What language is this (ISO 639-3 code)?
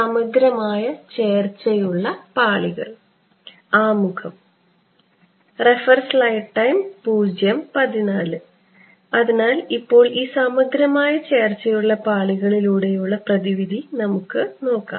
mal